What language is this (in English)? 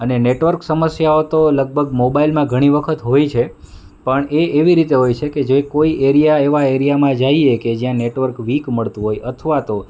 Gujarati